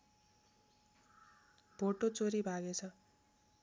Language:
Nepali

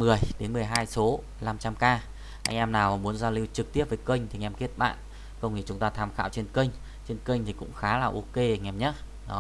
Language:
Vietnamese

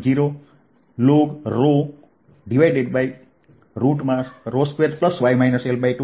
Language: Gujarati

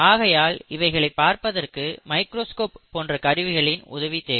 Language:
Tamil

